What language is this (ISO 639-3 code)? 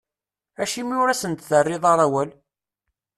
kab